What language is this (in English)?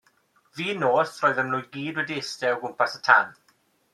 Welsh